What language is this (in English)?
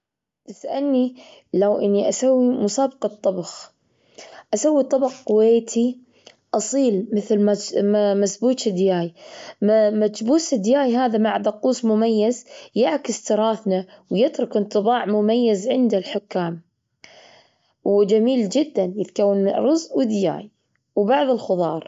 Gulf Arabic